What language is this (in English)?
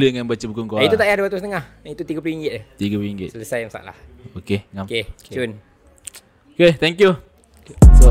Malay